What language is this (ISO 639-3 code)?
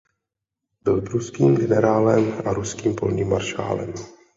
ces